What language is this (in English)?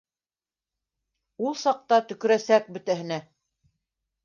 Bashkir